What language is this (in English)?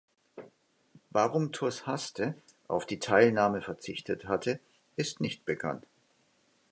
German